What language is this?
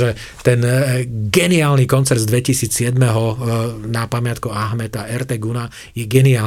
Slovak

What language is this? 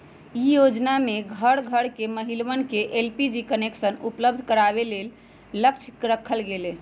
Magahi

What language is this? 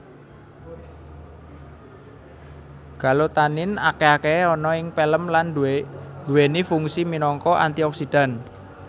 Javanese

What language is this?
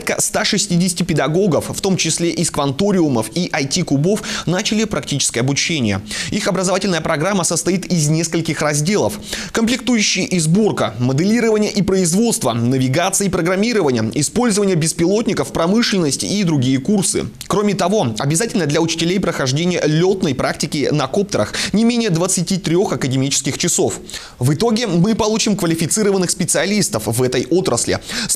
Russian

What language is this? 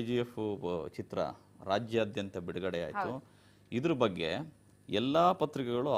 Romanian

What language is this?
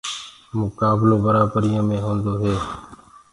Gurgula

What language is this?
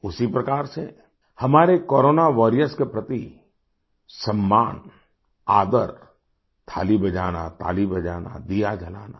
Hindi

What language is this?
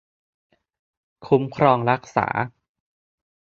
Thai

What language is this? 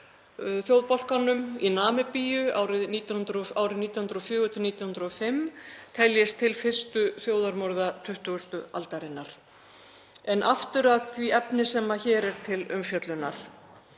Icelandic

